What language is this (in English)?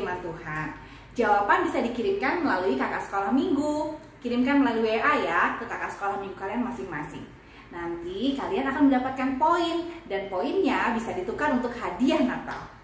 Indonesian